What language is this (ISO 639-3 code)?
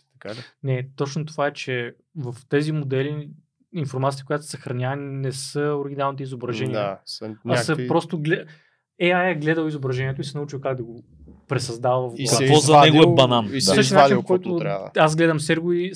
bul